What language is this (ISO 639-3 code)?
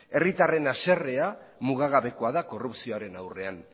eus